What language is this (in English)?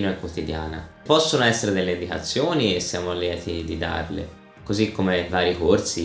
Italian